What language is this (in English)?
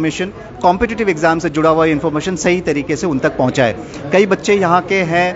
Hindi